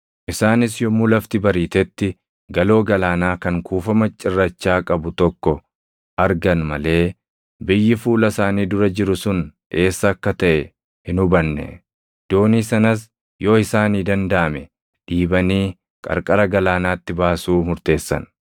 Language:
Oromo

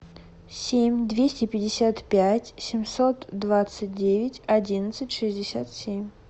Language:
Russian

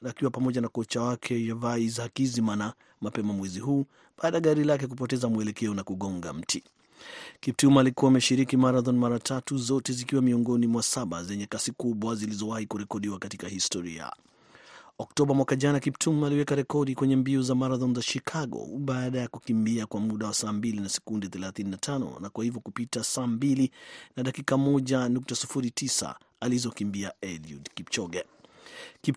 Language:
Swahili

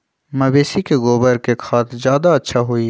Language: Magahi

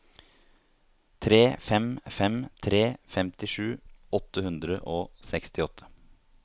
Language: Norwegian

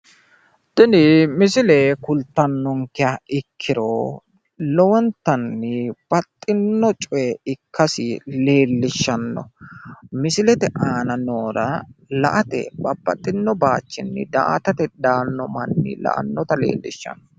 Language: Sidamo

